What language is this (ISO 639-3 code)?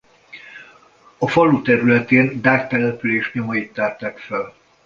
hun